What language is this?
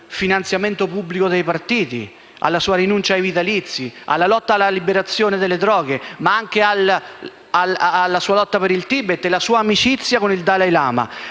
Italian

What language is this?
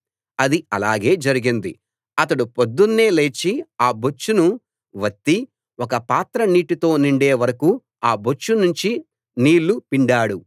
Telugu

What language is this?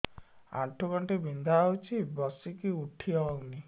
Odia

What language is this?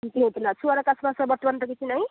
Odia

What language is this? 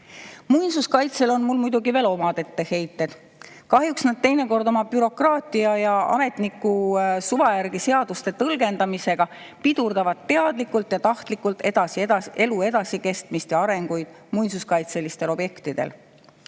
Estonian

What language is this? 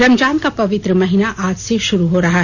Hindi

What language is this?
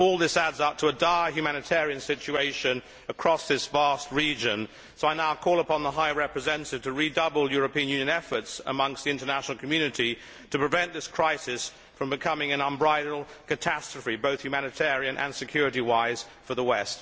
English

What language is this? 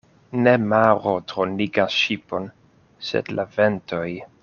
Esperanto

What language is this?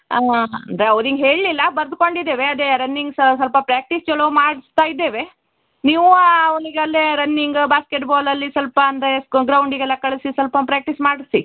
Kannada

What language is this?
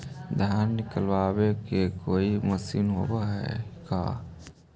Magahi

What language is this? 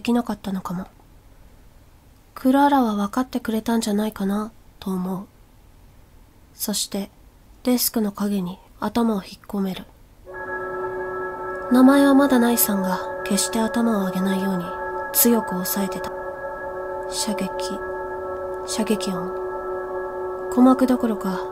Japanese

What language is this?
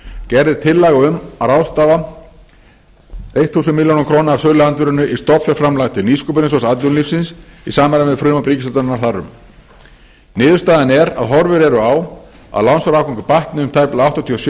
Icelandic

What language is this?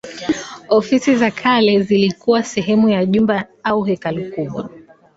Swahili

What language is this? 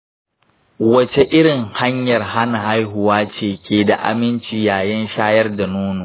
Hausa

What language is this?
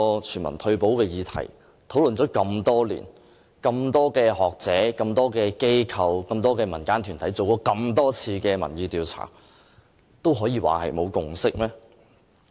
Cantonese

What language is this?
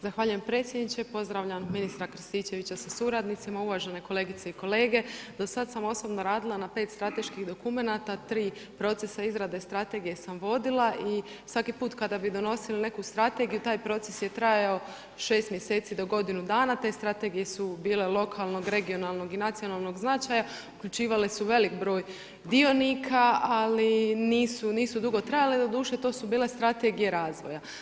Croatian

